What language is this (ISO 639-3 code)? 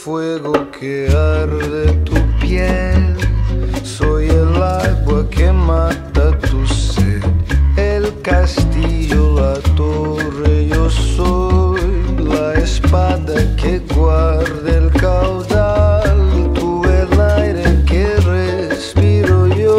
spa